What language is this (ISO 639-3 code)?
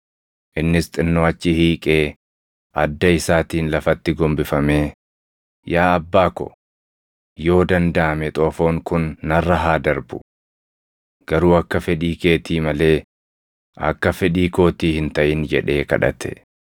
orm